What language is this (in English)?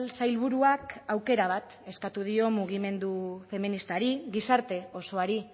Basque